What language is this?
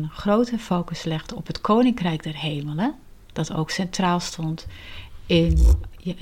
Dutch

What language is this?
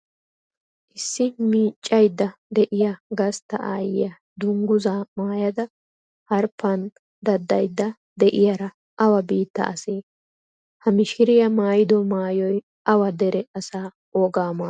Wolaytta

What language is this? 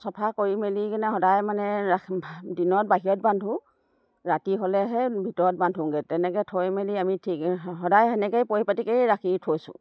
Assamese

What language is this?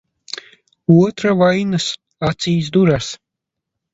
Latvian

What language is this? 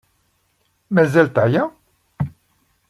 Kabyle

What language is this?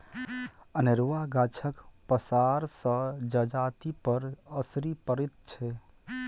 Maithili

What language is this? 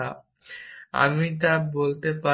Bangla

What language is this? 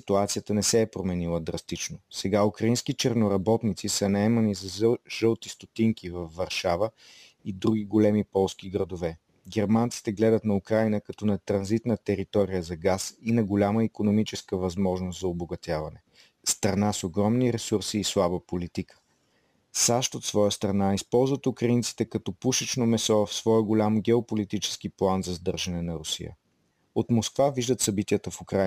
Bulgarian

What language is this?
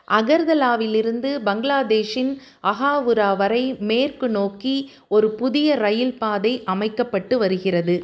Tamil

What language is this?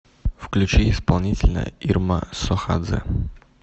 Russian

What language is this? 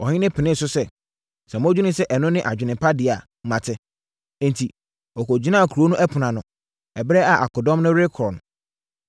Akan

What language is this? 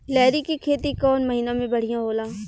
Bhojpuri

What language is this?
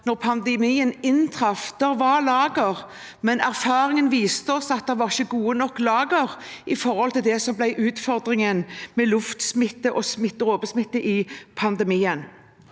Norwegian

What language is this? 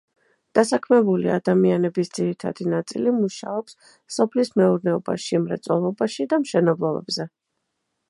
Georgian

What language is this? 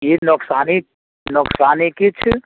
Maithili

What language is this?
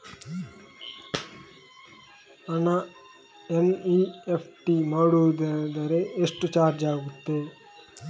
Kannada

